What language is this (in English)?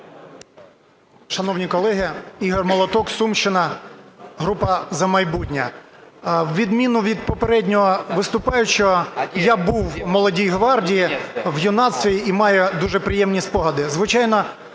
Ukrainian